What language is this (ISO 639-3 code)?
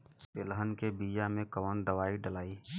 bho